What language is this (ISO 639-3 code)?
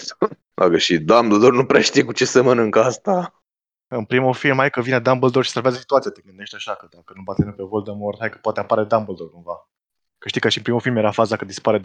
ron